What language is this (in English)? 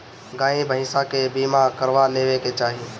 Bhojpuri